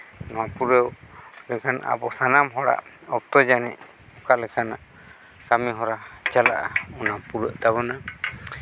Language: Santali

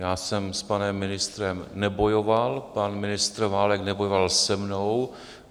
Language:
Czech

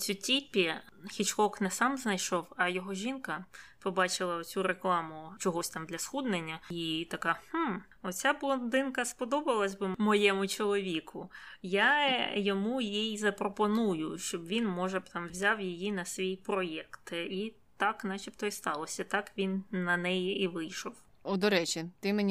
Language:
Ukrainian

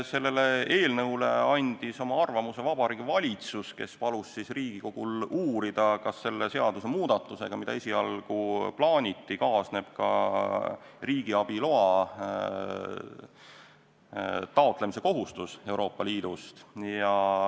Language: Estonian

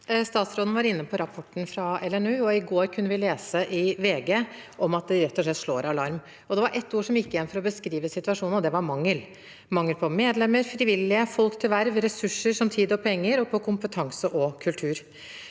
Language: Norwegian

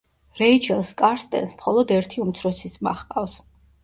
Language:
Georgian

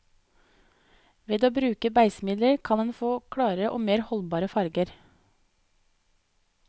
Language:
Norwegian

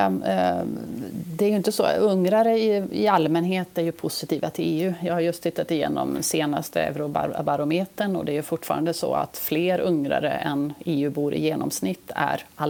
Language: Swedish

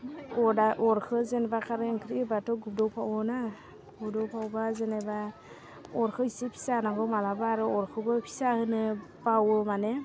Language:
Bodo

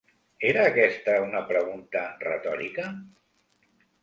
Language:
Catalan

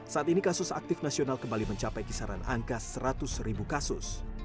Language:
Indonesian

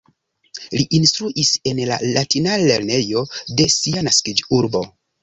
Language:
Esperanto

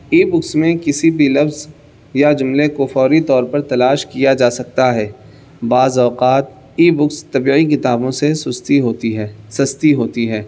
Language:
Urdu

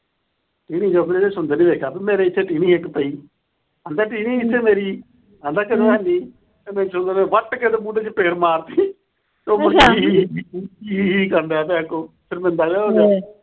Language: Punjabi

